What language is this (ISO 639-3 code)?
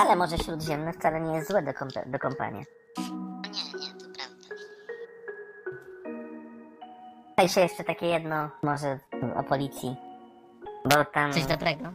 pol